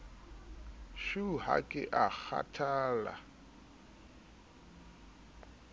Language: Southern Sotho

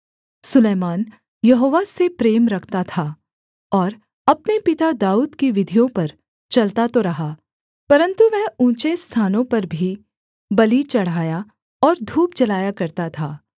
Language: Hindi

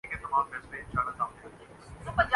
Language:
Urdu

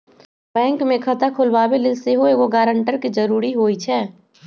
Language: Magahi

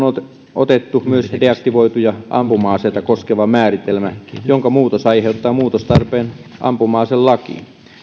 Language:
Finnish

